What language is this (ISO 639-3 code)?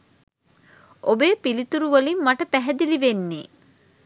sin